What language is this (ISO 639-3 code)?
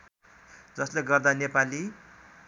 nep